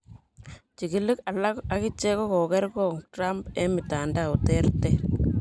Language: Kalenjin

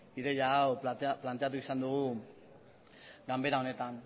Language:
Basque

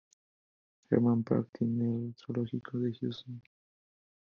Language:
Spanish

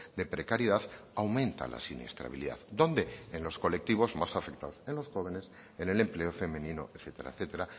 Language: Spanish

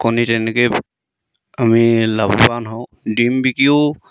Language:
Assamese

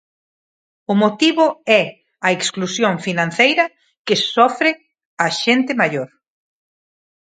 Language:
Galician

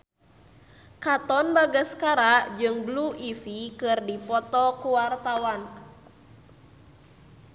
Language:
Sundanese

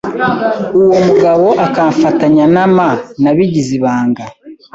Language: Kinyarwanda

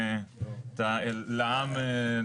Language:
Hebrew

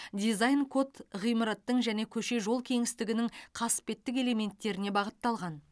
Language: Kazakh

